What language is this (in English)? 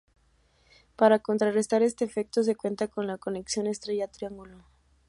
Spanish